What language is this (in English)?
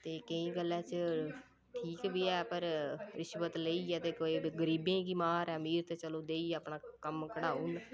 Dogri